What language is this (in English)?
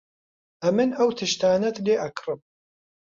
Central Kurdish